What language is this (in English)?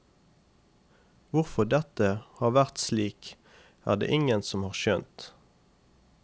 Norwegian